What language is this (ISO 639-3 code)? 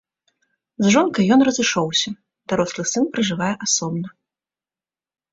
bel